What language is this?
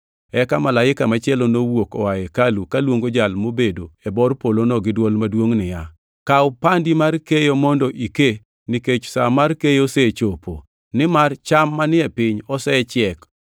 Luo (Kenya and Tanzania)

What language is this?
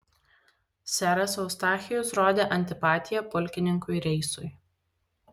Lithuanian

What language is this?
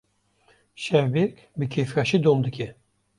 Kurdish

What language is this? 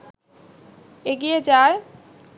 Bangla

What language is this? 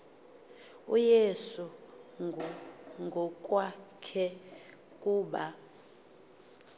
Xhosa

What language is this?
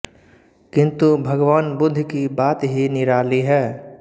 Hindi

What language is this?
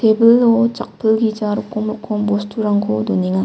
Garo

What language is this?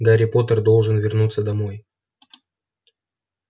Russian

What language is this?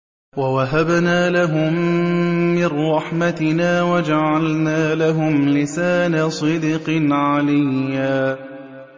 Arabic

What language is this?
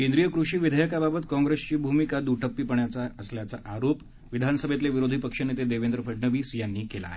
Marathi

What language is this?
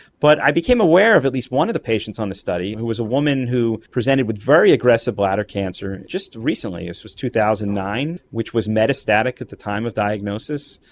English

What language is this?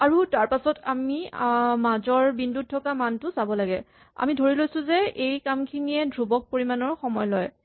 Assamese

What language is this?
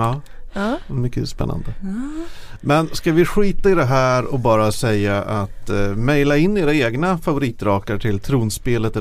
Swedish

